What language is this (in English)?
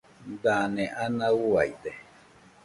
Nüpode Huitoto